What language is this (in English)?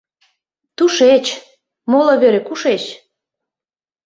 Mari